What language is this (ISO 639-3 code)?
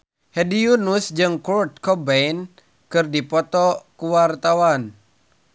sun